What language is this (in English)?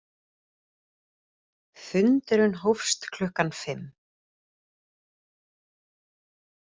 Icelandic